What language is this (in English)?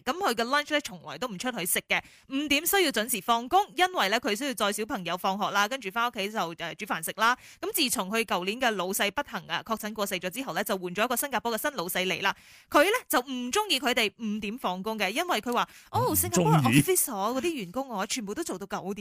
Chinese